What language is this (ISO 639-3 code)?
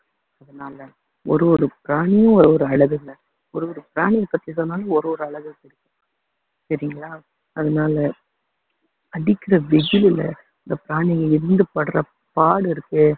tam